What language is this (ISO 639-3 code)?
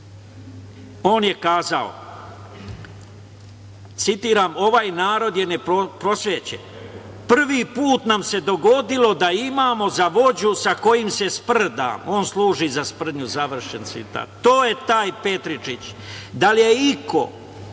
srp